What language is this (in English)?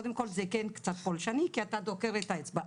Hebrew